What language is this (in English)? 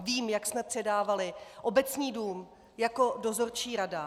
Czech